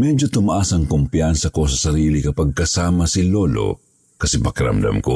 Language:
Filipino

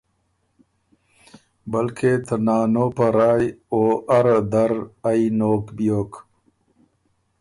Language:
Ormuri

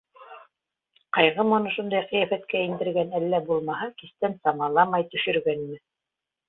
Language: Bashkir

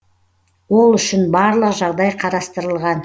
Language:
Kazakh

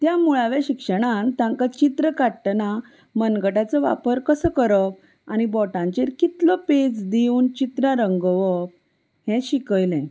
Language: Konkani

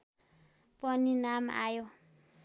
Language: Nepali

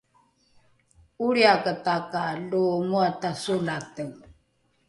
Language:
Rukai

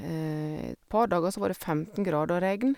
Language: Norwegian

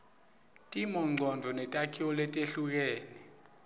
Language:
Swati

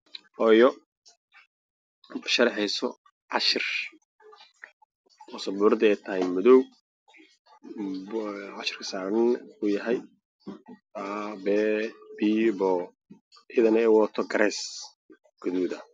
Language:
Somali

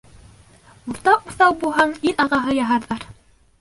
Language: Bashkir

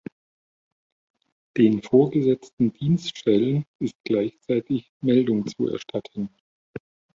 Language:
German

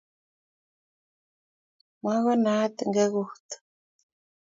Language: Kalenjin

